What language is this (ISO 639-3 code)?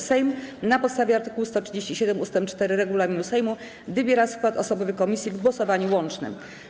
pol